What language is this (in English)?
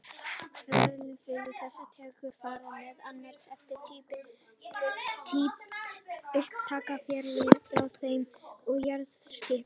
Icelandic